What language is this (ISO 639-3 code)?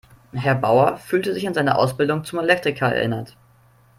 deu